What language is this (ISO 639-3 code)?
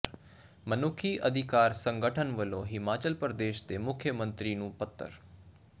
pan